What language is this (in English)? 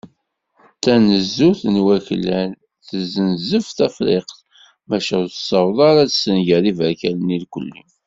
Kabyle